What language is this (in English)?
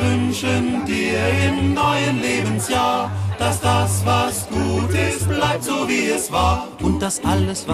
German